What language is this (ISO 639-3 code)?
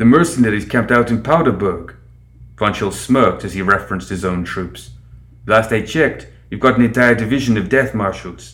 eng